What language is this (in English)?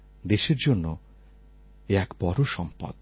Bangla